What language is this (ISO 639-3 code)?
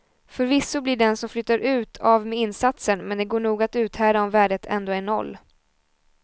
swe